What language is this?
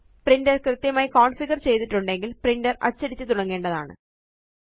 Malayalam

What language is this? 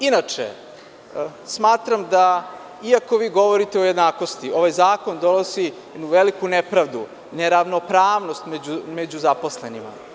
Serbian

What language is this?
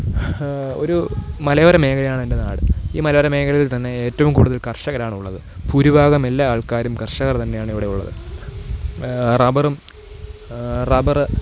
Malayalam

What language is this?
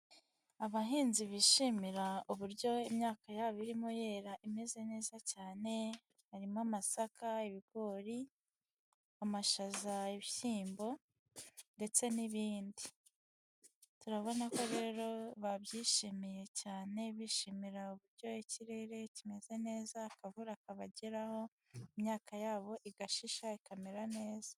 Kinyarwanda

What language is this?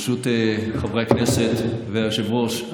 Hebrew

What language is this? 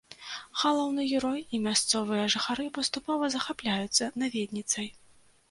Belarusian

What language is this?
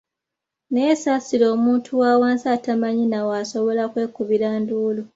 Ganda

